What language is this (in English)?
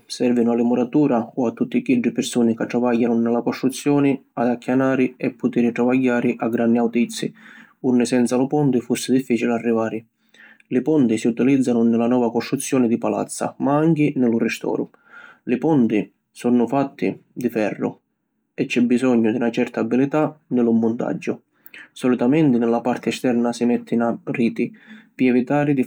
Sicilian